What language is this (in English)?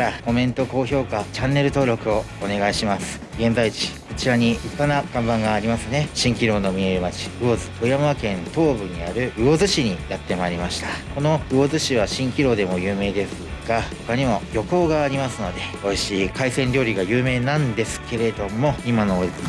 Japanese